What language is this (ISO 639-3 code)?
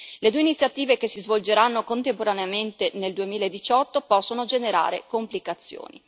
ita